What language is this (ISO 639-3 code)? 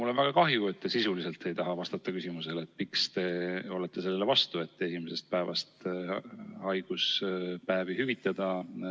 est